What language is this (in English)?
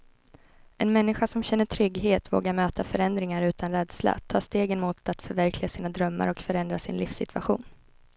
Swedish